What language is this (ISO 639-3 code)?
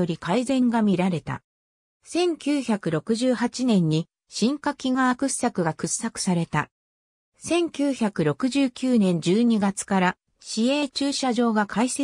jpn